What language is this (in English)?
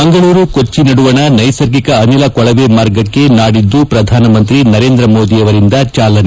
Kannada